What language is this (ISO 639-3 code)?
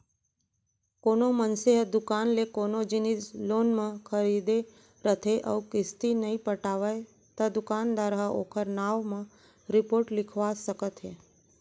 hne